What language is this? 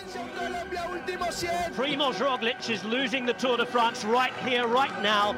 Hungarian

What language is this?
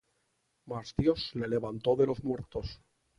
Spanish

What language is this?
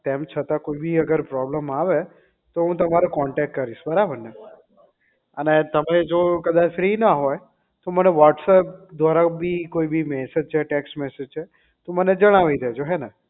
Gujarati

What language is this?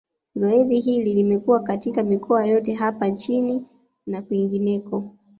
Swahili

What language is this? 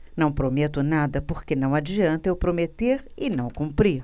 Portuguese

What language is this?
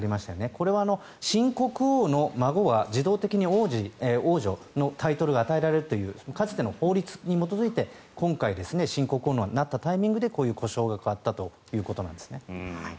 Japanese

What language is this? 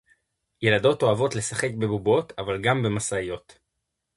Hebrew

